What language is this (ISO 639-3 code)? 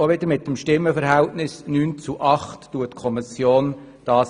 gsw